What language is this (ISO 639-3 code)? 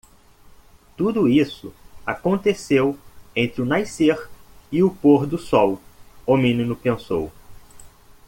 por